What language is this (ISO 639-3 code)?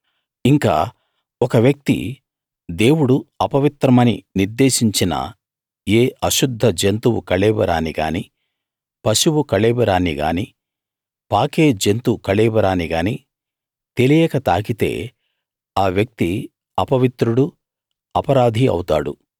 tel